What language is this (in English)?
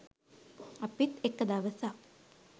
Sinhala